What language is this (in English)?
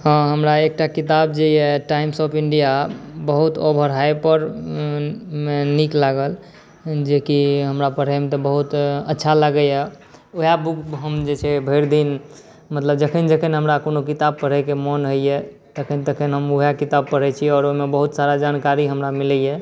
Maithili